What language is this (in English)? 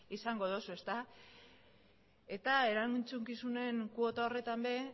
Basque